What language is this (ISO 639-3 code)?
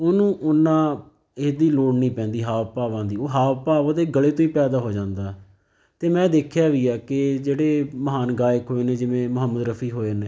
pan